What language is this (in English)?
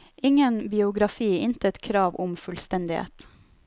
Norwegian